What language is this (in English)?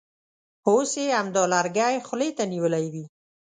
Pashto